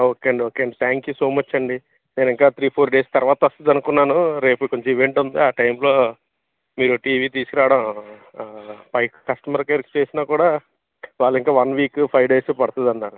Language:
Telugu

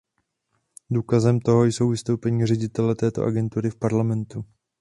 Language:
Czech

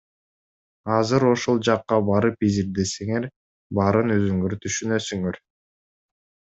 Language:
Kyrgyz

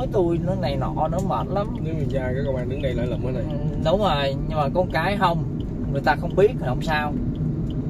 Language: Vietnamese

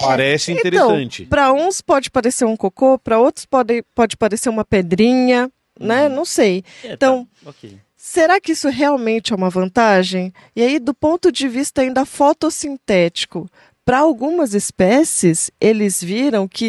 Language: Portuguese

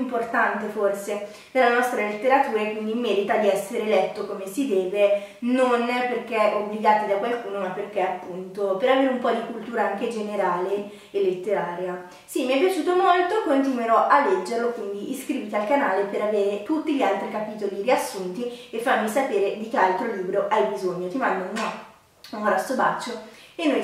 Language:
Italian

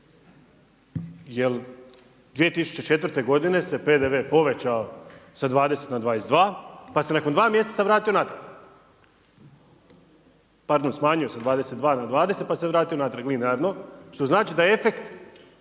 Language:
Croatian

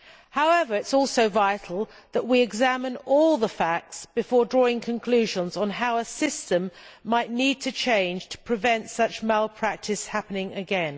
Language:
English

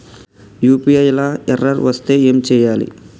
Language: Telugu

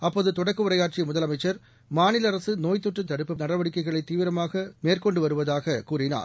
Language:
Tamil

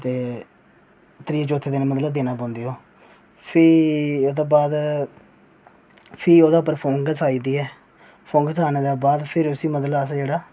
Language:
Dogri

